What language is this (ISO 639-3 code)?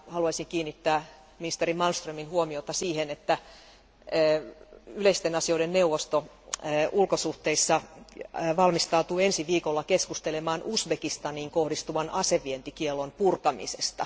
fin